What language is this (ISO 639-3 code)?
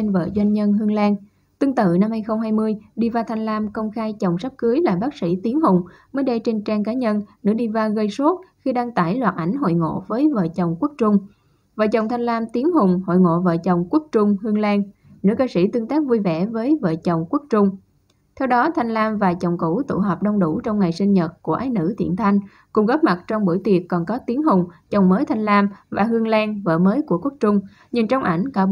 vie